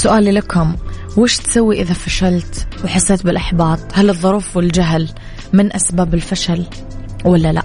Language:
Arabic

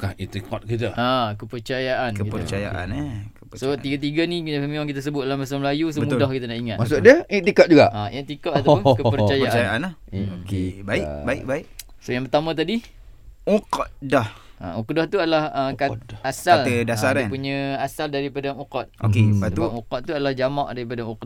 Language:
Malay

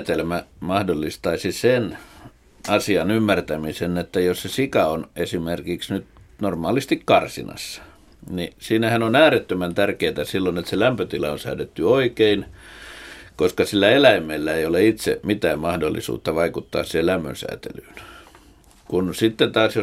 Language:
Finnish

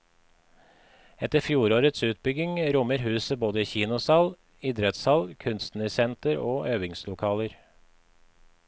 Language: Norwegian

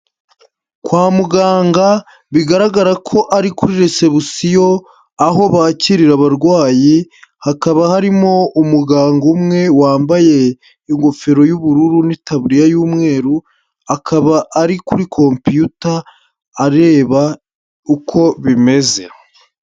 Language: Kinyarwanda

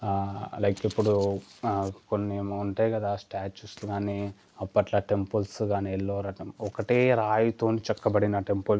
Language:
Telugu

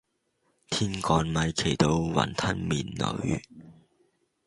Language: Cantonese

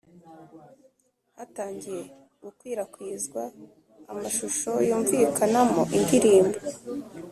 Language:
Kinyarwanda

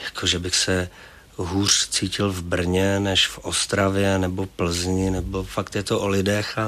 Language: Czech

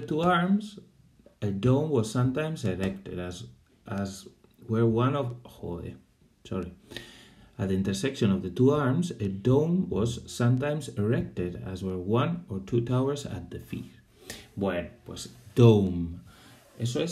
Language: Spanish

